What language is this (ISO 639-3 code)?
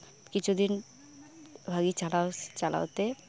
sat